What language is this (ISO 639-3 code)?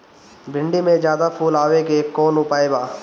bho